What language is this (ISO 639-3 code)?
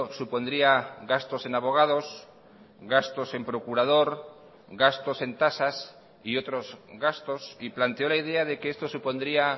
spa